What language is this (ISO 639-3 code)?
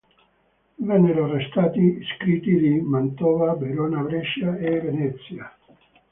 ita